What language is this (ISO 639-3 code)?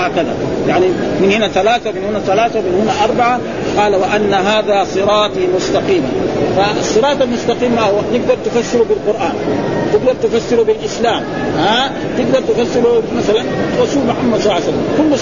ara